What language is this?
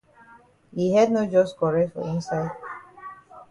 Cameroon Pidgin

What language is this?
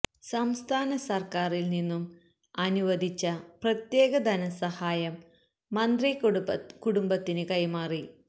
Malayalam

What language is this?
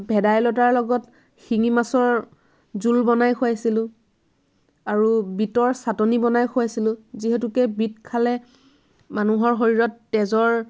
Assamese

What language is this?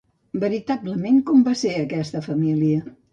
Catalan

